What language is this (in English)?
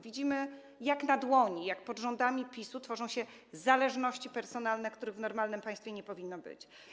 Polish